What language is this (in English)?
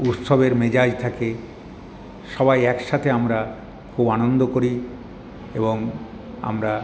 Bangla